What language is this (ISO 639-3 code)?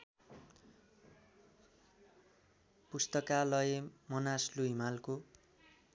nep